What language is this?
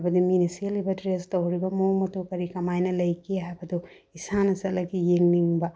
Manipuri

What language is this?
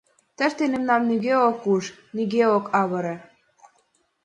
Mari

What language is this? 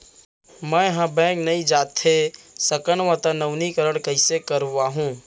Chhattisgarhi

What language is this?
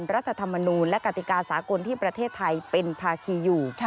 Thai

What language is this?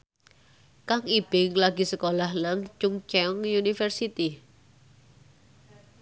Javanese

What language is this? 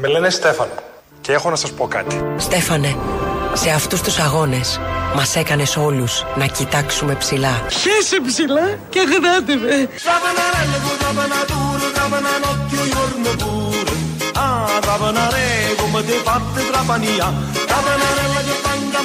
Greek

